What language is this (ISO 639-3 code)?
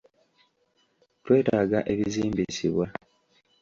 lug